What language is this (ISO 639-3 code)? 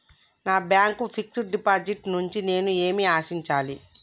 tel